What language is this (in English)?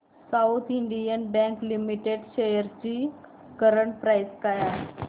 Marathi